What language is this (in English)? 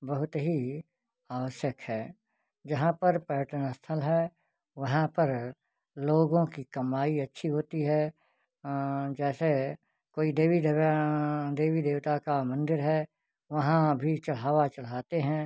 Hindi